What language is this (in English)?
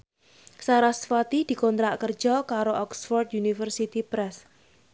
Javanese